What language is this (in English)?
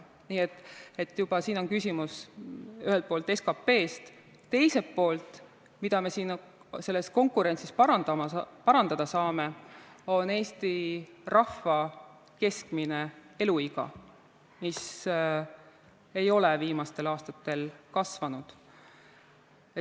Estonian